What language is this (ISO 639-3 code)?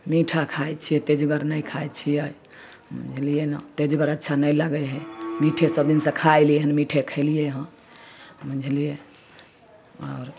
mai